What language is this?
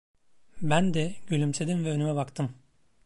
Turkish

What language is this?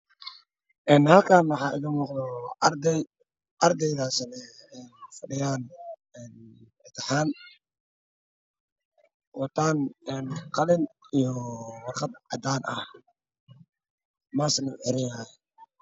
Somali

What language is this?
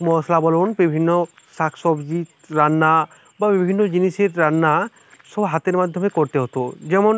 Bangla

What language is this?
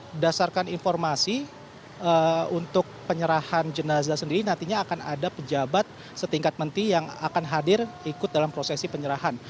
Indonesian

